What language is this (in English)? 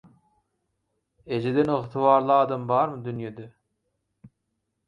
Turkmen